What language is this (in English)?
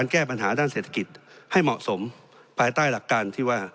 Thai